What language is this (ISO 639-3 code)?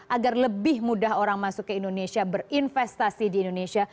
ind